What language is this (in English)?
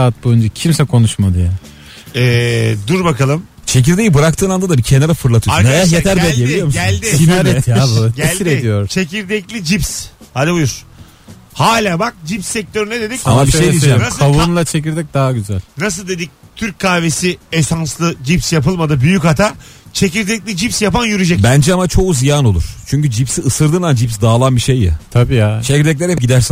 Turkish